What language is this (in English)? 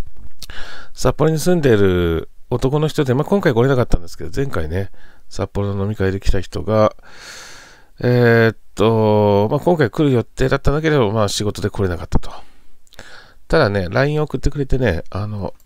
Japanese